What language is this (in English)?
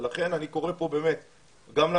Hebrew